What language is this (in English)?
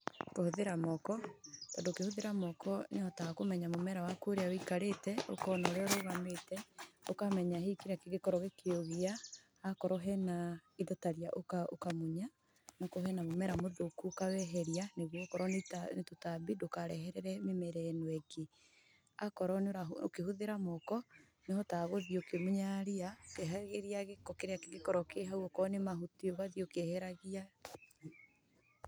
Kikuyu